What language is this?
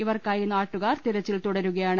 Malayalam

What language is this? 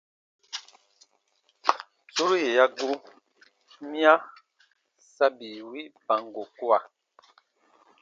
Baatonum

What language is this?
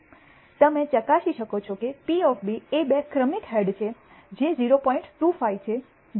Gujarati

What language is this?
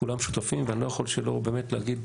Hebrew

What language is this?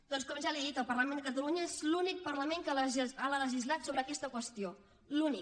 Catalan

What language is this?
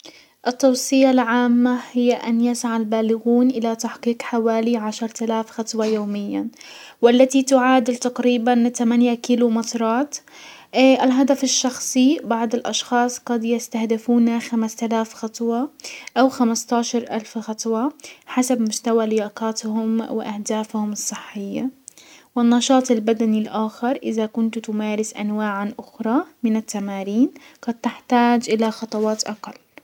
Hijazi Arabic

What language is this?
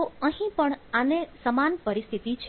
Gujarati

